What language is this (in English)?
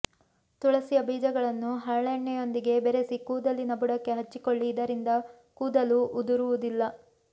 Kannada